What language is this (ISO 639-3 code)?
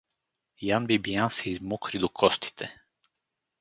bul